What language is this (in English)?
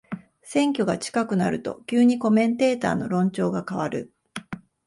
Japanese